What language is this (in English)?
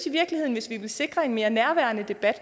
Danish